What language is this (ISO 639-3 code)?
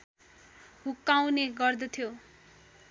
nep